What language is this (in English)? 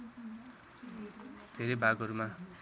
Nepali